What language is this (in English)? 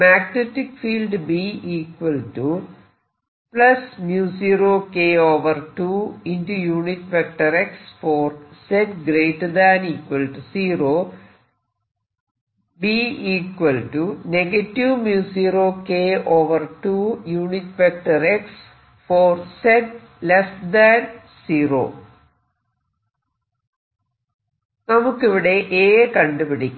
Malayalam